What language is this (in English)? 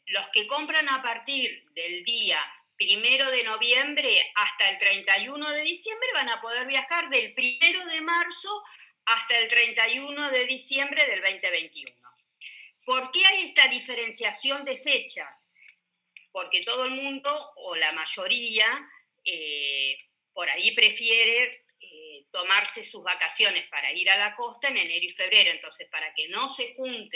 Spanish